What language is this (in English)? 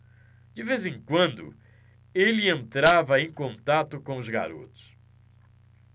Portuguese